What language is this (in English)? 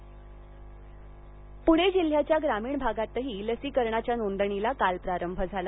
Marathi